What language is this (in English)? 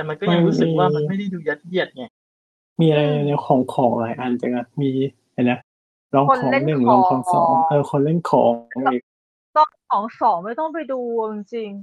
Thai